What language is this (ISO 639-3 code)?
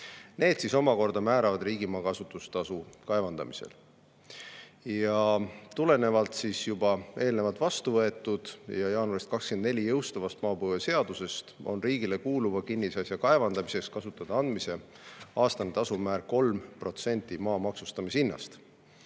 est